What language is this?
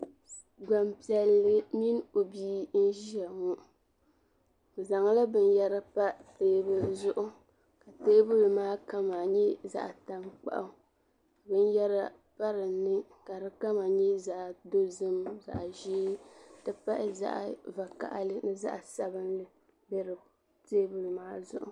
Dagbani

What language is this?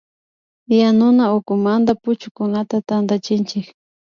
Imbabura Highland Quichua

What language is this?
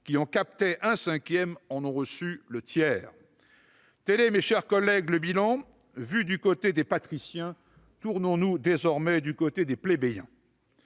French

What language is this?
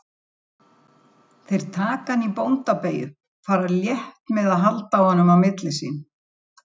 Icelandic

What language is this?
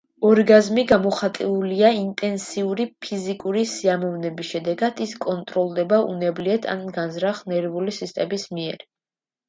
Georgian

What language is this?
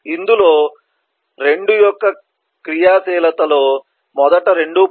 Telugu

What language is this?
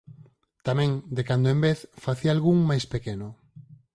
Galician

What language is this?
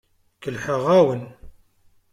Kabyle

